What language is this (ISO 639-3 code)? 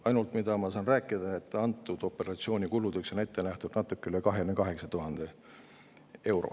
est